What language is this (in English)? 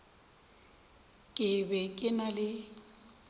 Northern Sotho